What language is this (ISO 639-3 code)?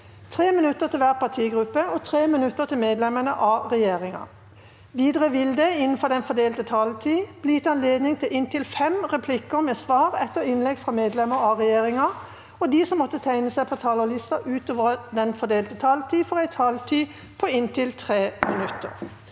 nor